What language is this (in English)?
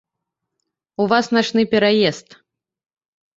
Belarusian